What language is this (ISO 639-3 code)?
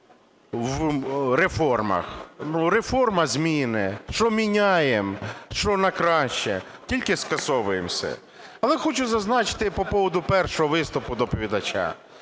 ukr